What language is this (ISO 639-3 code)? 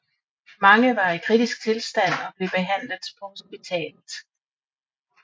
dan